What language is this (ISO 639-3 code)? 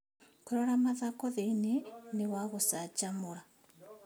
kik